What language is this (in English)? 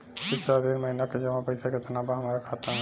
Bhojpuri